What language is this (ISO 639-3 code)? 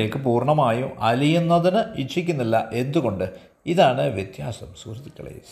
mal